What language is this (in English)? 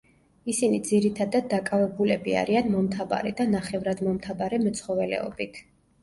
Georgian